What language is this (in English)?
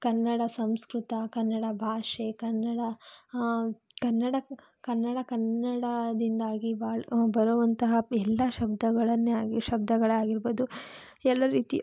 Kannada